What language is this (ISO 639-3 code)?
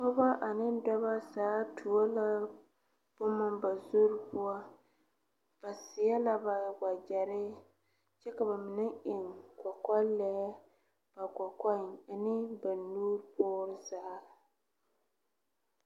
dga